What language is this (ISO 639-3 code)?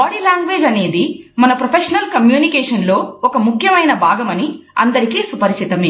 tel